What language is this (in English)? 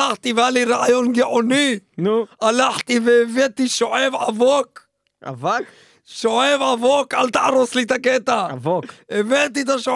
Hebrew